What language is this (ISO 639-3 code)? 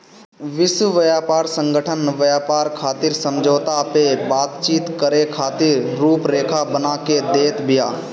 bho